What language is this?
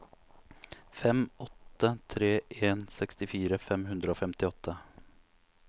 Norwegian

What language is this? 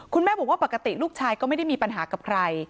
Thai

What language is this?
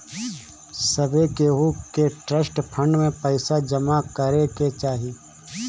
Bhojpuri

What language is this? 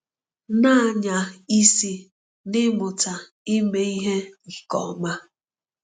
Igbo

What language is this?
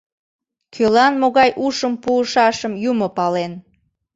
Mari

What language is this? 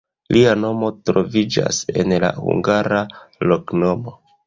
Esperanto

